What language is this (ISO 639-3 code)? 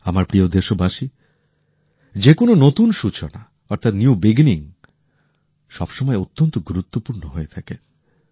ben